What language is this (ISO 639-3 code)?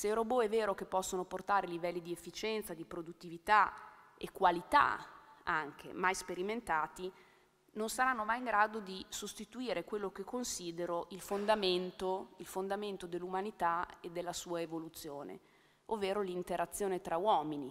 ita